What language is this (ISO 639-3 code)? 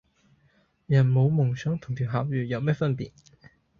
yue